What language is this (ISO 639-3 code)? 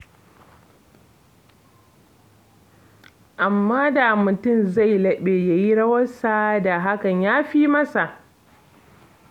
hau